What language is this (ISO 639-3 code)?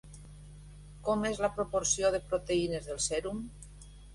cat